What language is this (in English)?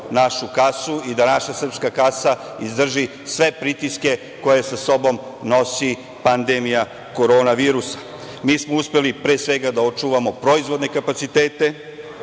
Serbian